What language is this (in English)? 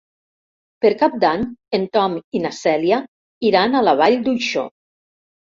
Catalan